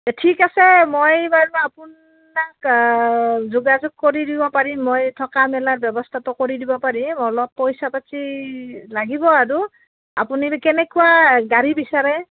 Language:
Assamese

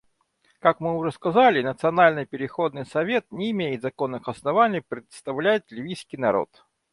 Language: Russian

